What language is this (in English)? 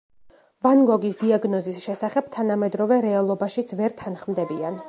Georgian